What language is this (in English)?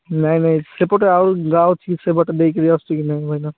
Odia